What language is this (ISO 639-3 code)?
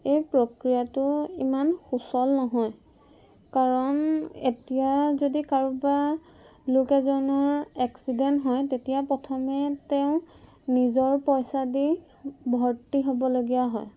asm